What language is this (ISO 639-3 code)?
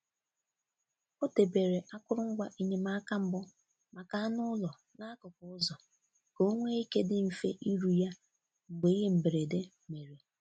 ibo